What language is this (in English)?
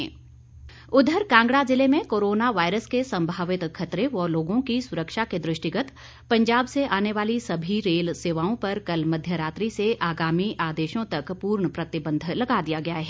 Hindi